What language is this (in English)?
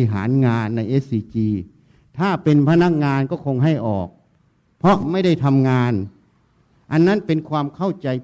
Thai